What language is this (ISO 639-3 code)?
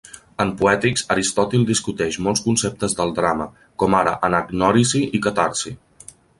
cat